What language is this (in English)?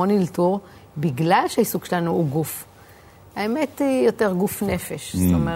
Hebrew